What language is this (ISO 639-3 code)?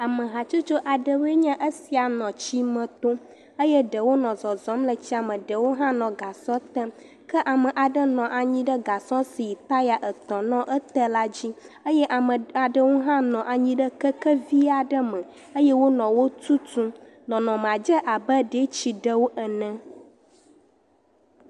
ewe